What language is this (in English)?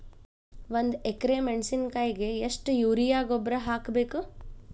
Kannada